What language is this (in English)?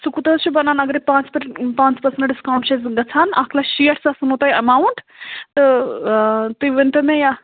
Kashmiri